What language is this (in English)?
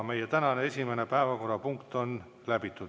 Estonian